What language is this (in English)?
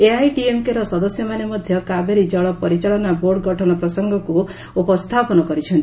Odia